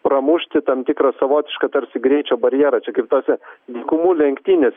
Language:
Lithuanian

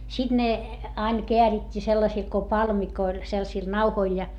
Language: Finnish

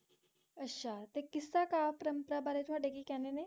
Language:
Punjabi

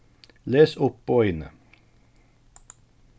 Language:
Faroese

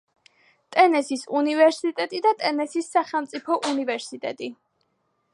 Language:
Georgian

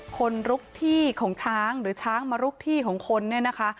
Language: Thai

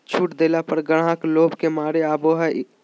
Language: Magahi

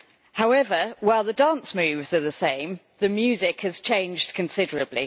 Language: English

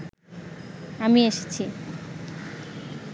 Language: Bangla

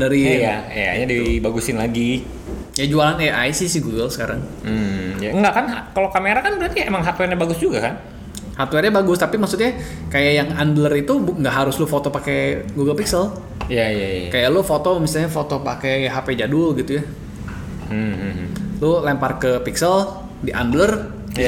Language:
Indonesian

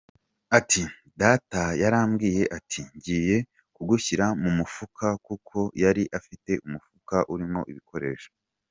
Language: Kinyarwanda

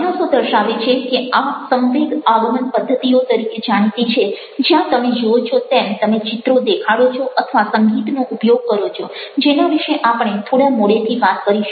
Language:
Gujarati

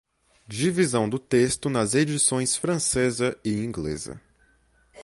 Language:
Portuguese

